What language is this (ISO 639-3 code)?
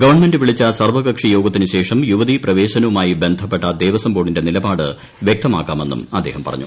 mal